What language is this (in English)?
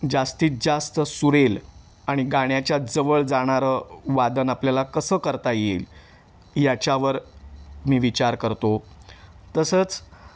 Marathi